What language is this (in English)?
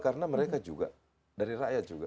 Indonesian